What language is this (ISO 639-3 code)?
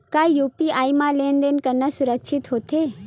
hne